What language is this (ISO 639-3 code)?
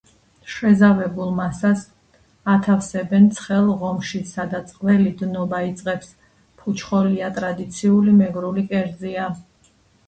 kat